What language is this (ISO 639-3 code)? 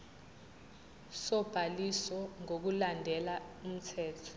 zul